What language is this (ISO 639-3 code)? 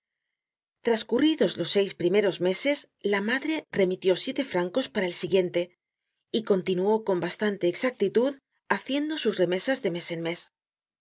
spa